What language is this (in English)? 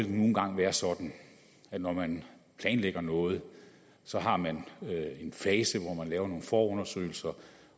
Danish